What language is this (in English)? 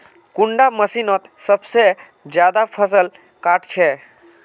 Magahi